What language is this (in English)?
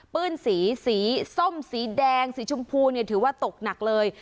Thai